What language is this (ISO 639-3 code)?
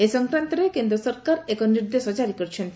ori